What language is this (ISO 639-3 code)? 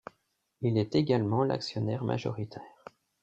fra